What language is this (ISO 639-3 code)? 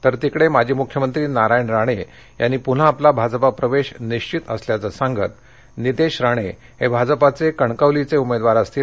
mar